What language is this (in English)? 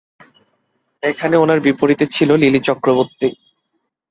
Bangla